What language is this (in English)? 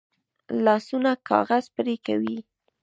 Pashto